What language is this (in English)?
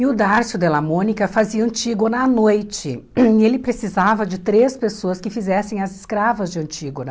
Portuguese